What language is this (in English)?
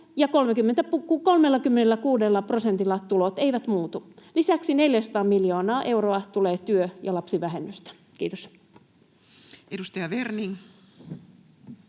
Finnish